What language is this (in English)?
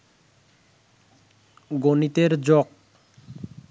Bangla